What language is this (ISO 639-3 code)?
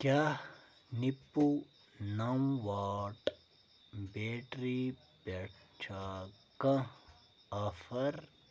kas